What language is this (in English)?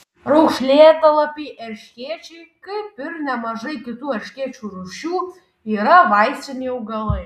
Lithuanian